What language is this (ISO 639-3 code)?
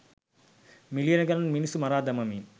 sin